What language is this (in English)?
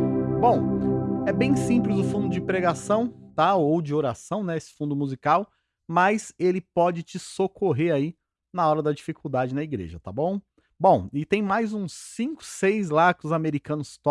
Portuguese